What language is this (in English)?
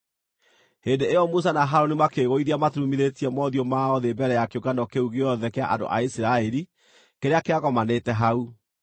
Kikuyu